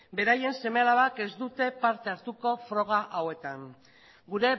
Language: Basque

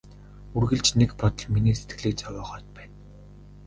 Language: Mongolian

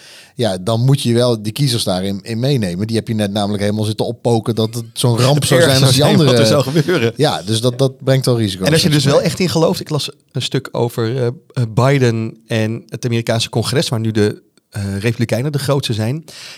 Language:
Dutch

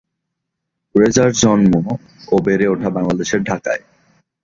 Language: Bangla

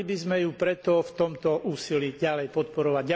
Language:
Slovak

